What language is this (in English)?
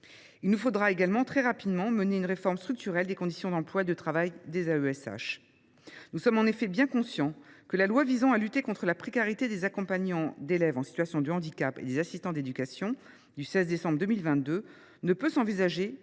French